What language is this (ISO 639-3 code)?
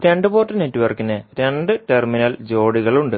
mal